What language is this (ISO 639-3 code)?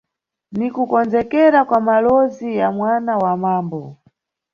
nyu